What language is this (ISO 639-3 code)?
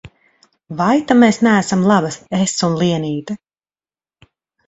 lav